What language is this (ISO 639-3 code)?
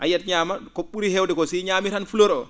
ful